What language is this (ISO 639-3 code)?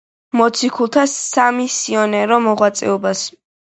kat